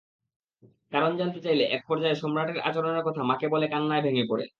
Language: Bangla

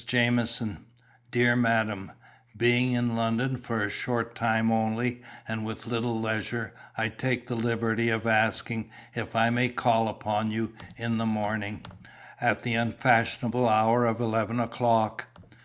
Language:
English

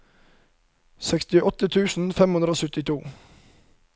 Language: Norwegian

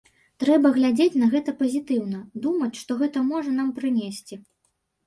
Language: Belarusian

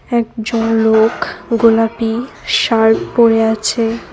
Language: Bangla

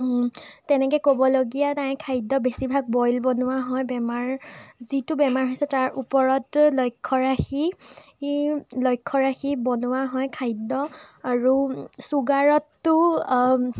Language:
Assamese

